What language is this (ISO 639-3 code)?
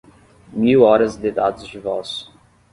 por